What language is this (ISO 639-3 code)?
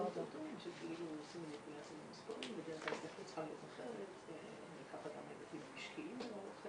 heb